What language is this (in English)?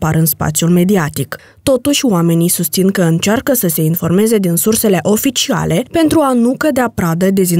Romanian